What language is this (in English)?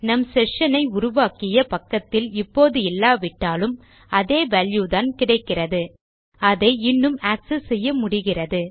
Tamil